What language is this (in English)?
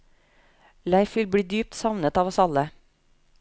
Norwegian